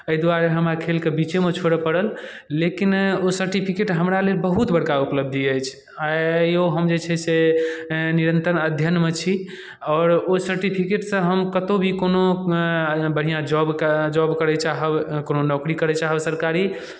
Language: Maithili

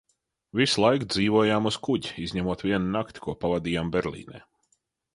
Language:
Latvian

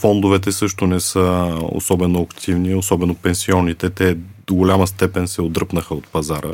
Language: Bulgarian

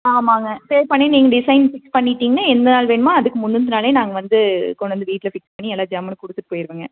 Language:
Tamil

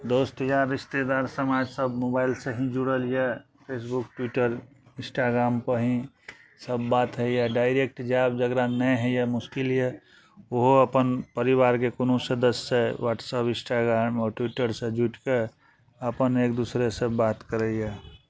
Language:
Maithili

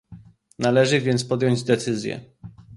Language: Polish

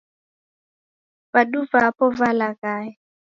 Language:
Taita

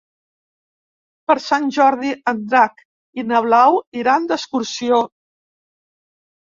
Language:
Catalan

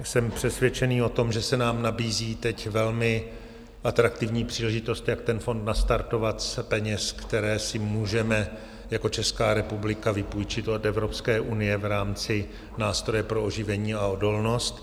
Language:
Czech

